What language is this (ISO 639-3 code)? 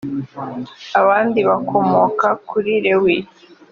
kin